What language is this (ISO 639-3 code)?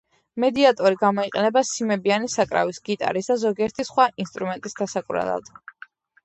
kat